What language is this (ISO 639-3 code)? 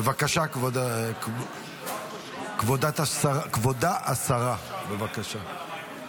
heb